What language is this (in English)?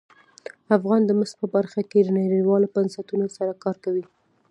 Pashto